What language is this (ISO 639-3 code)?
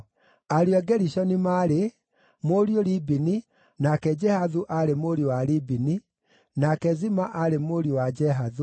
kik